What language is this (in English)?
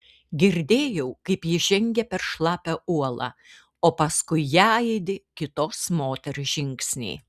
Lithuanian